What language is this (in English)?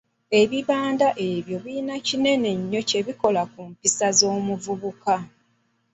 Ganda